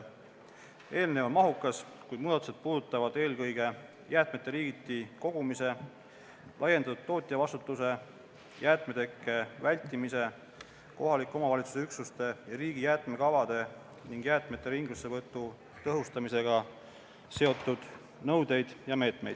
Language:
Estonian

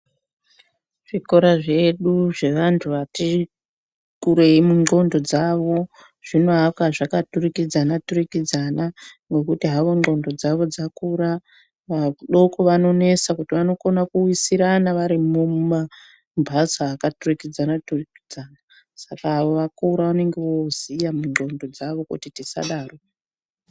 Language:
Ndau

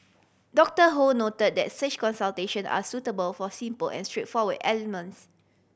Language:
English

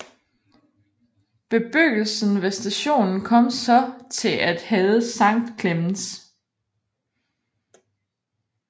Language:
Danish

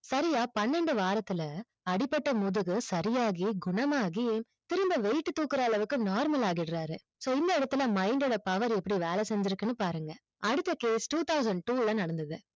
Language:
Tamil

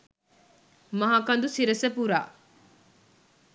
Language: Sinhala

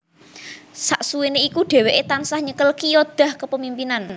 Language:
Javanese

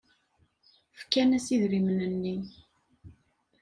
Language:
Kabyle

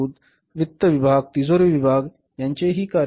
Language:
Marathi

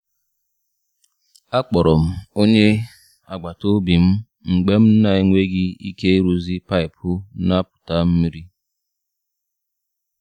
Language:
Igbo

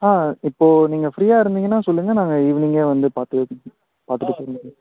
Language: Tamil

